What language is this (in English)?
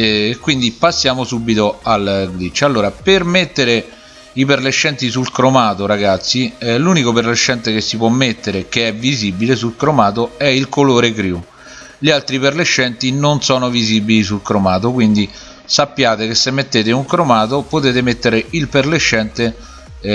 Italian